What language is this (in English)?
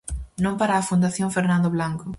Galician